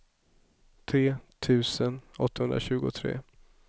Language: Swedish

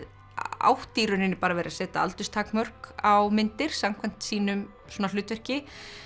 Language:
Icelandic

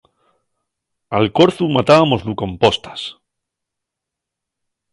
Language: Asturian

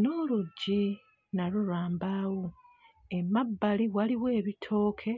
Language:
Ganda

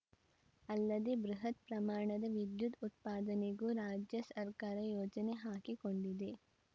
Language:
Kannada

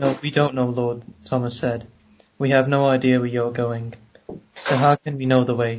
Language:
Hindi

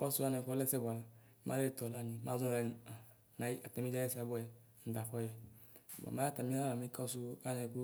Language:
Ikposo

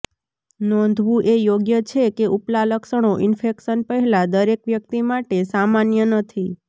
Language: Gujarati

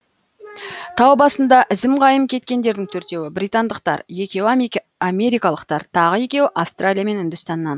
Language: Kazakh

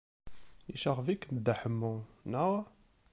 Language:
Kabyle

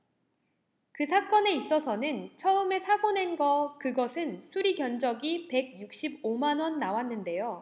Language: Korean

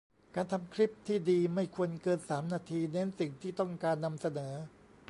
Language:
Thai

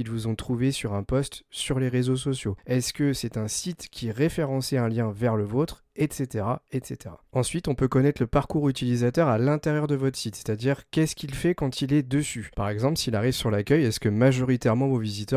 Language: French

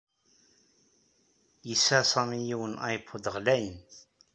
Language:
Kabyle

